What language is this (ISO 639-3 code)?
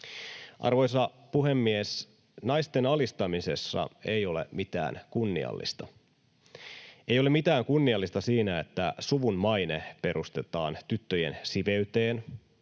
fin